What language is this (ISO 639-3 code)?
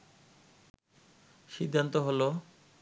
ben